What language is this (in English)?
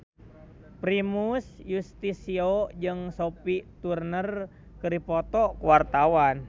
Sundanese